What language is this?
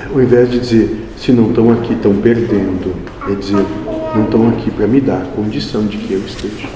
Portuguese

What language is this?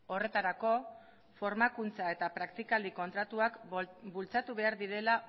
Basque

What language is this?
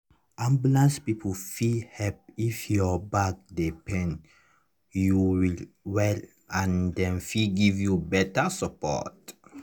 Nigerian Pidgin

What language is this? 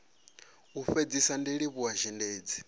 Venda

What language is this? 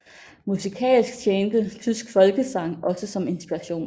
Danish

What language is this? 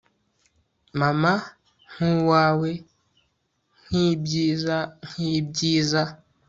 Kinyarwanda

